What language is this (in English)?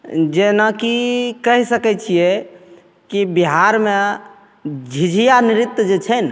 Maithili